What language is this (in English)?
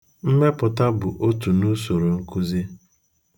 Igbo